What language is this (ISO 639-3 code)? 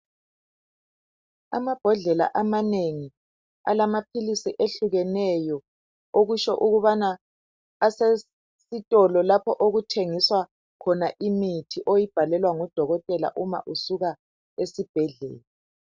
nde